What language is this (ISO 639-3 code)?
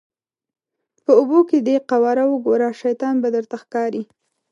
pus